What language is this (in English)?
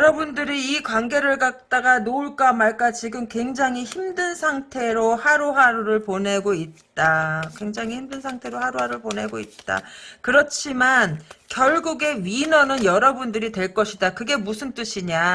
Korean